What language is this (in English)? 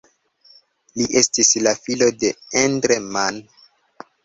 Esperanto